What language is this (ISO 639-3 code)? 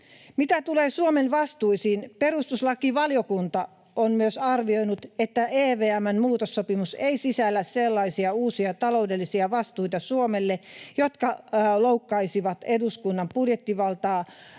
fin